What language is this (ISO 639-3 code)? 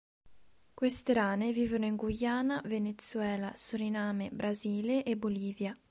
ita